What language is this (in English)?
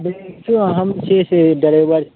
Maithili